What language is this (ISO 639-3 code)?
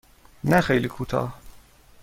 fas